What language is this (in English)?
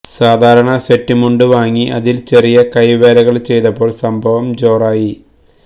Malayalam